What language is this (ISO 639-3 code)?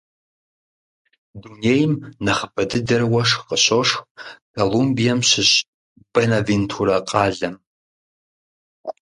kbd